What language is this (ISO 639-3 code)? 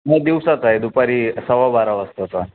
mar